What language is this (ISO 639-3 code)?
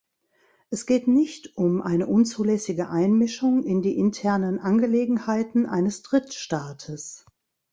deu